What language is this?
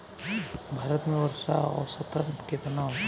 Bhojpuri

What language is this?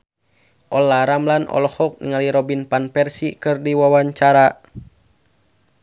Sundanese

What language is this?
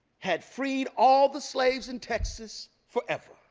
English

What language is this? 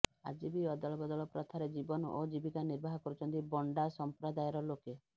Odia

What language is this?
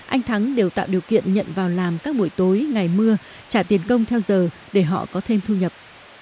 Vietnamese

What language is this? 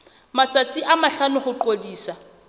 Southern Sotho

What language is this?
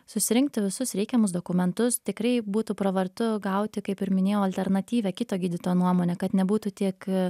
Lithuanian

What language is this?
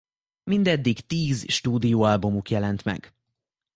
Hungarian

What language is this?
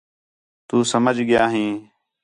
Khetrani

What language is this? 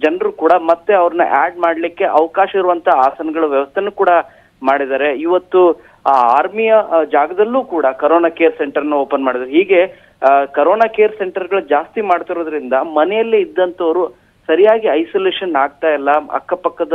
Hindi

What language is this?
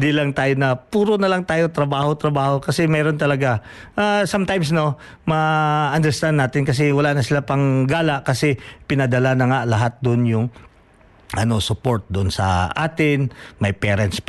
Filipino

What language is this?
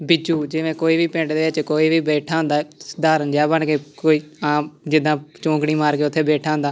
Punjabi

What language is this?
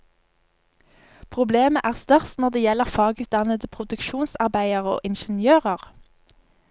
Norwegian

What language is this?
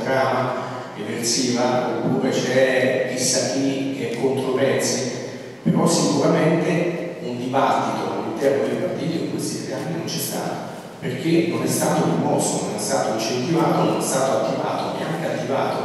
Italian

